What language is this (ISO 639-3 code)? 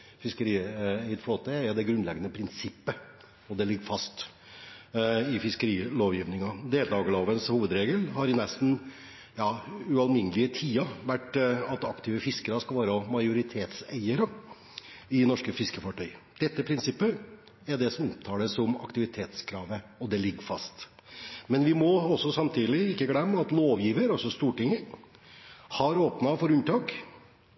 nob